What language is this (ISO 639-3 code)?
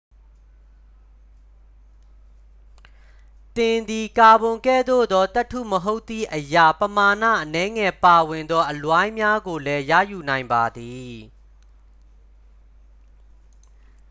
mya